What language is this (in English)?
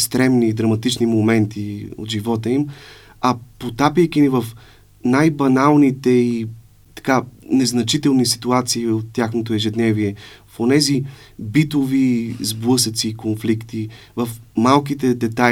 Bulgarian